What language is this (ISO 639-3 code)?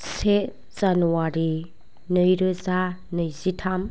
brx